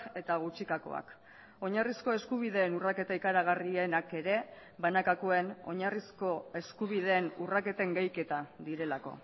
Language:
Basque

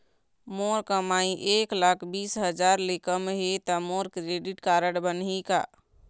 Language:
Chhattisgarhi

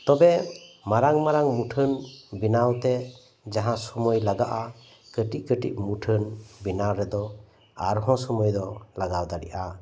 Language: Santali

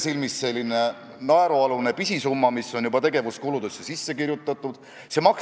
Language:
Estonian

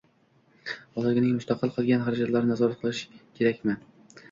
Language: Uzbek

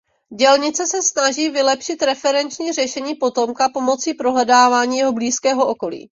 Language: Czech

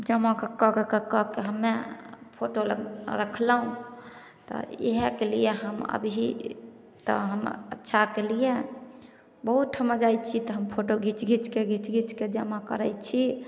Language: Maithili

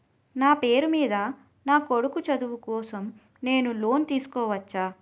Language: Telugu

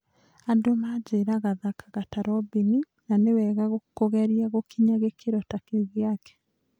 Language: Kikuyu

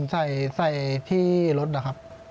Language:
Thai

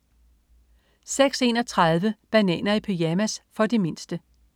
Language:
Danish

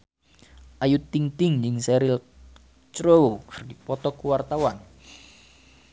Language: Sundanese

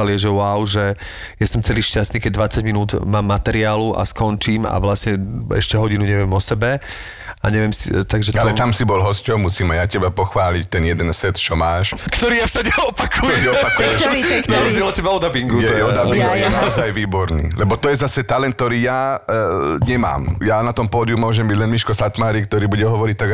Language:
Slovak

